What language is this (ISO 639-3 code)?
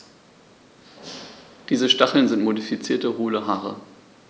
deu